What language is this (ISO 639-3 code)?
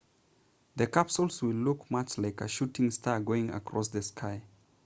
eng